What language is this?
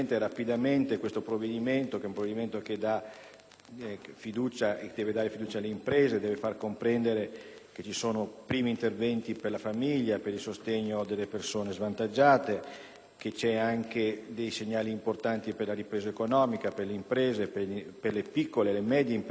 Italian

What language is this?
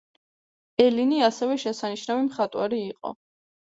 Georgian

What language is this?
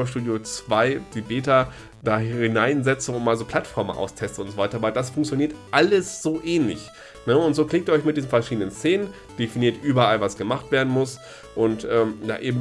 German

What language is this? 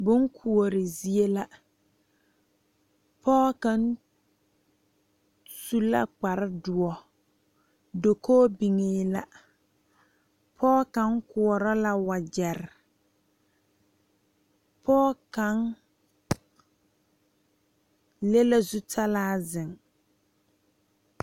Southern Dagaare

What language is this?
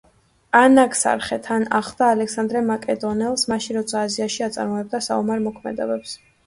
Georgian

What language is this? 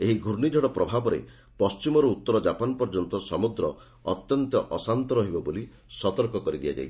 Odia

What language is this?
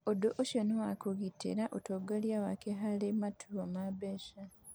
Kikuyu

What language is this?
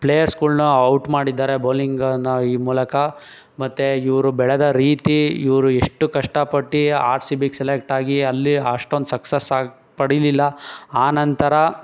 Kannada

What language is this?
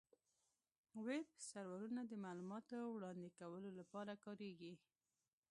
Pashto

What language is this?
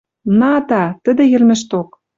Western Mari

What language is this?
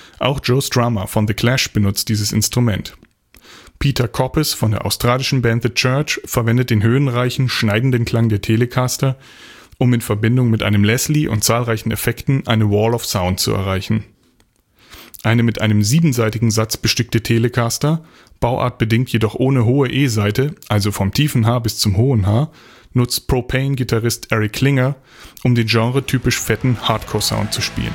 German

